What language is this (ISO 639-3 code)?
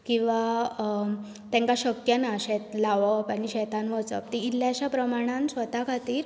kok